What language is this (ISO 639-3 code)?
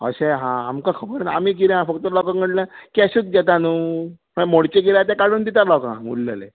kok